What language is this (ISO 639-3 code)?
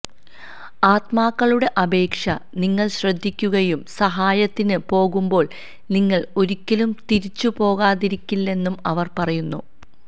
mal